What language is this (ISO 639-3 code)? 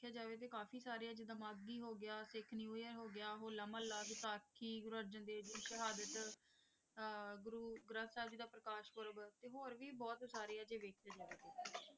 pan